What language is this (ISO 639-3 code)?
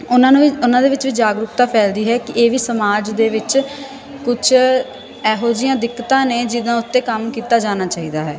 pan